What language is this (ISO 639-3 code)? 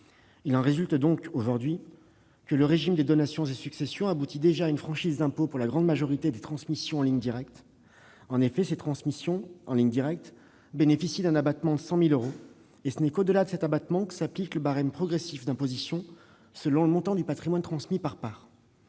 fra